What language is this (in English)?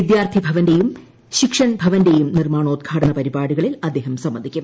Malayalam